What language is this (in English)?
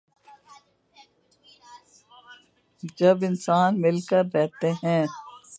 Urdu